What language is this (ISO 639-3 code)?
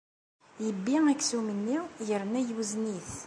kab